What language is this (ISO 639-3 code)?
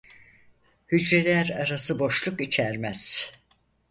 tur